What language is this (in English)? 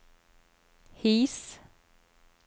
Norwegian